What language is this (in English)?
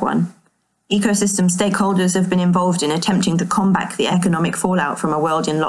English